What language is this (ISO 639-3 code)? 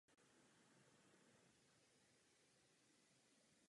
ces